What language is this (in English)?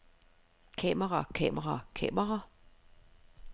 Danish